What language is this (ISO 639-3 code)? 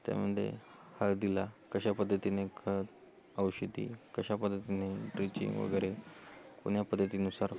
mar